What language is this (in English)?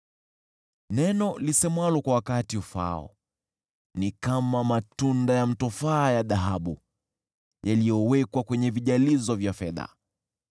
Swahili